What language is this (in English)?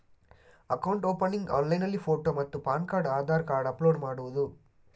Kannada